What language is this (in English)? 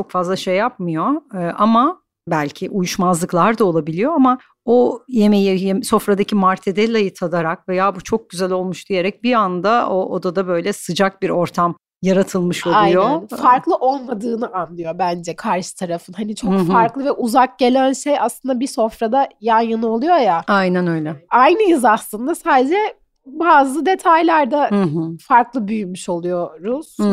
Turkish